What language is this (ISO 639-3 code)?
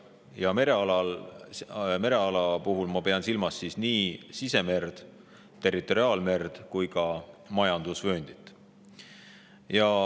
est